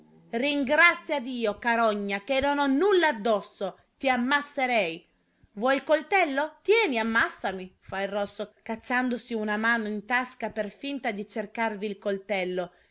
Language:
Italian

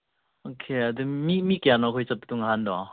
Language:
Manipuri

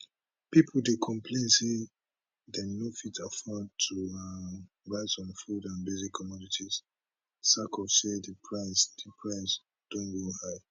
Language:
Nigerian Pidgin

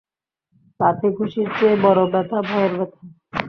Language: Bangla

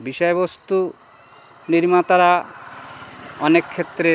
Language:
Bangla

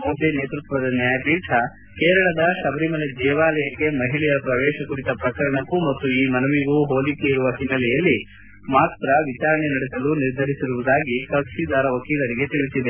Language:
Kannada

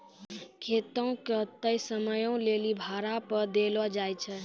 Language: Maithili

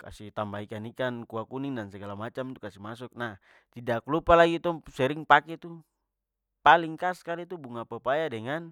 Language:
Papuan Malay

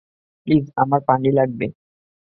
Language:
Bangla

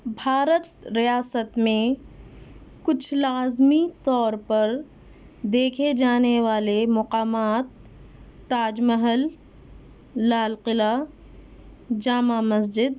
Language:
Urdu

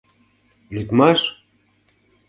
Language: Mari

